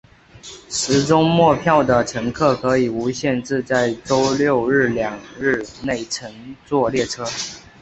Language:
Chinese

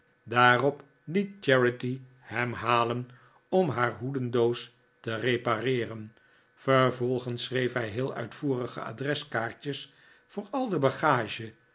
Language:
Dutch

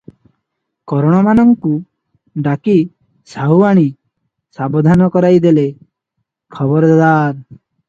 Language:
Odia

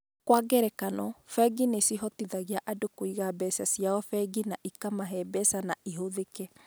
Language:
Kikuyu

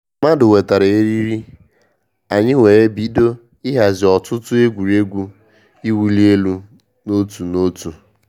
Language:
Igbo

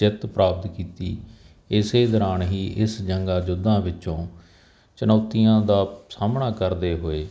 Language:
Punjabi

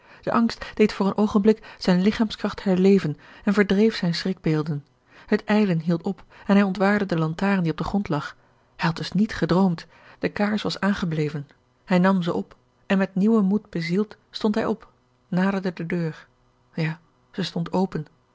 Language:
Dutch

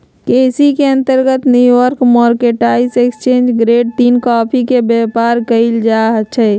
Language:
Magahi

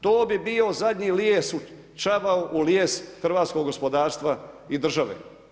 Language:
Croatian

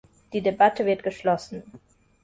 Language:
German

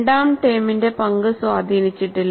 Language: Malayalam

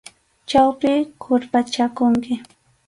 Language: Arequipa-La Unión Quechua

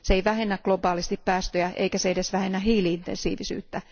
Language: Finnish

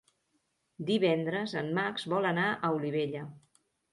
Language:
Catalan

